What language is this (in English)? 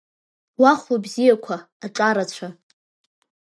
Abkhazian